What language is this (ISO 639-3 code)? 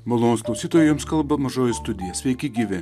lit